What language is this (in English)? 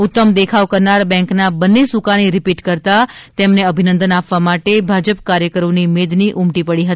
Gujarati